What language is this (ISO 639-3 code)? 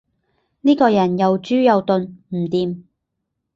yue